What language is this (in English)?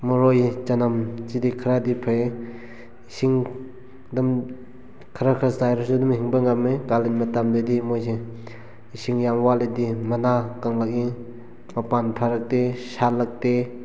Manipuri